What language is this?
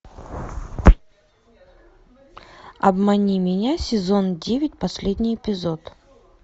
Russian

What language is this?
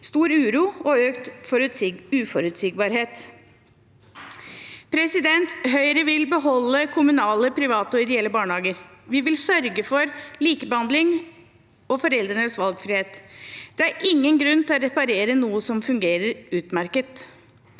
Norwegian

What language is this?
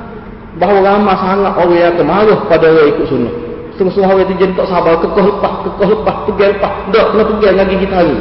Malay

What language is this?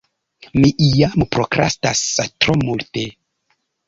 Esperanto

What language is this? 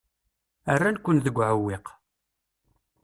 Kabyle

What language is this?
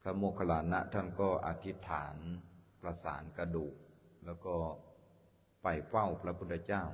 Thai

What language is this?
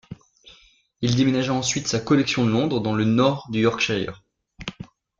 French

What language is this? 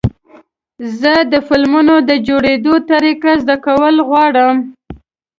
Pashto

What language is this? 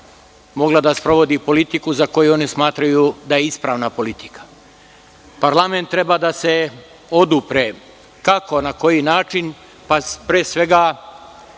Serbian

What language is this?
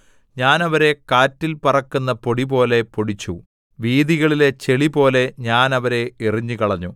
Malayalam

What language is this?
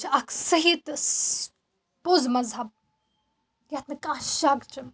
Kashmiri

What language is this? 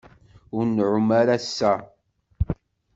Kabyle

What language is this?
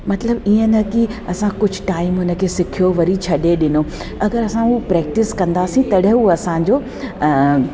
Sindhi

